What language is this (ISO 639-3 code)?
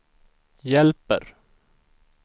swe